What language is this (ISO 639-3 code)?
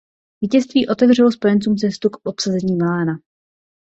ces